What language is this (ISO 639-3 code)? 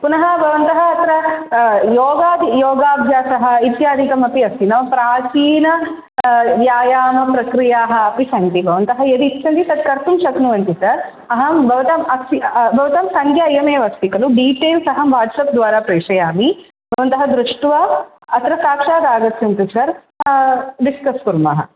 san